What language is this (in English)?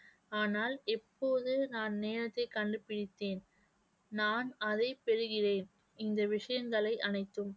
Tamil